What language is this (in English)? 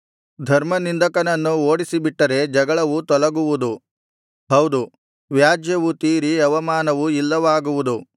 Kannada